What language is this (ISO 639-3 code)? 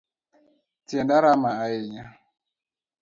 luo